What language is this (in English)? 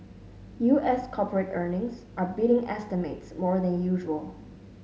English